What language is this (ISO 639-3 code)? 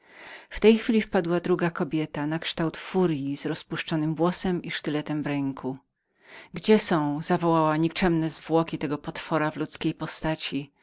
pol